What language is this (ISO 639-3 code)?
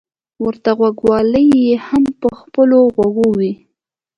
pus